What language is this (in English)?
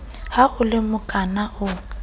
Southern Sotho